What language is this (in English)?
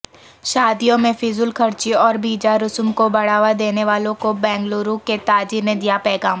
Urdu